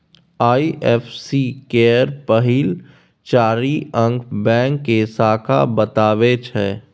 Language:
Maithili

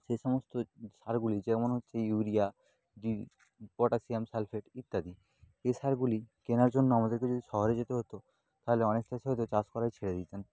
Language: Bangla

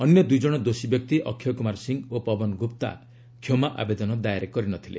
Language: Odia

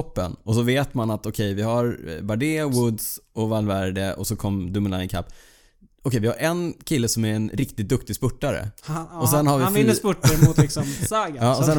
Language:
Swedish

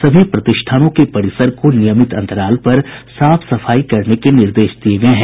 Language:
Hindi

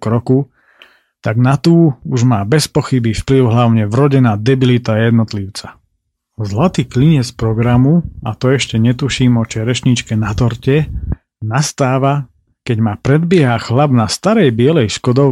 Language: Slovak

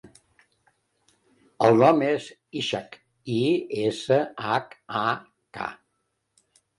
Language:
Catalan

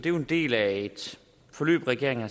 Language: Danish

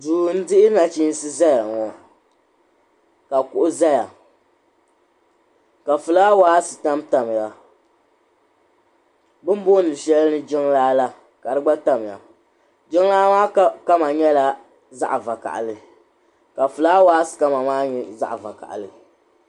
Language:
Dagbani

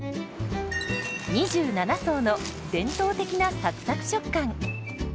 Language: Japanese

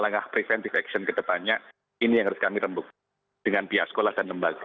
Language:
Indonesian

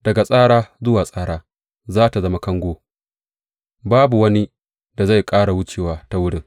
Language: Hausa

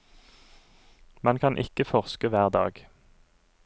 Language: Norwegian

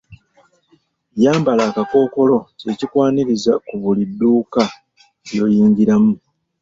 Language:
Ganda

